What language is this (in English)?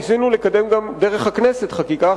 Hebrew